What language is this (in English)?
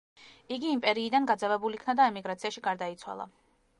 Georgian